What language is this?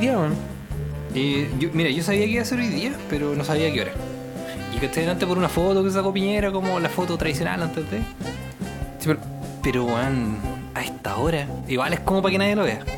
Spanish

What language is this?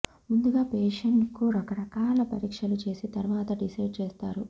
Telugu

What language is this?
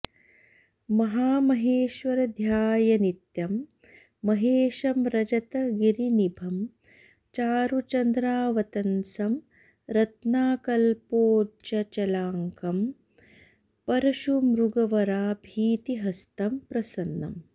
Sanskrit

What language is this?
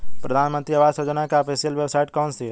Hindi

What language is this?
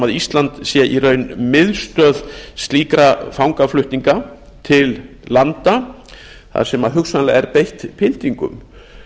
Icelandic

